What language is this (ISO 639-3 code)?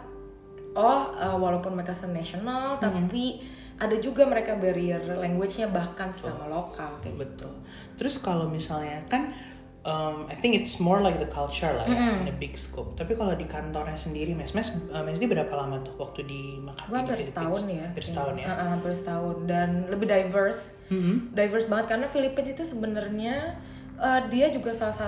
ind